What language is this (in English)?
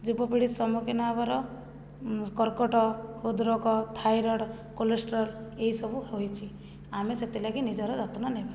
Odia